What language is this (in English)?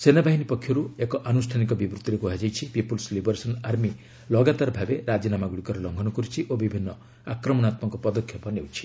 Odia